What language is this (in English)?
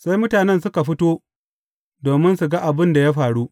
Hausa